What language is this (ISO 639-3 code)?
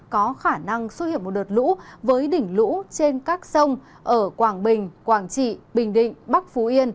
vie